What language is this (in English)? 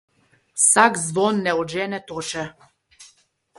Slovenian